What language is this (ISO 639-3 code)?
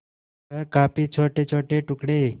hin